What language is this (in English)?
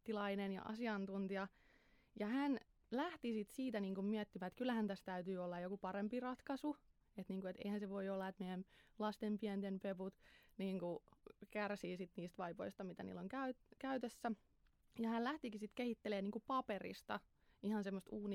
Finnish